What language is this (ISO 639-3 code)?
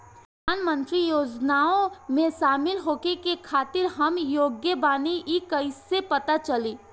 bho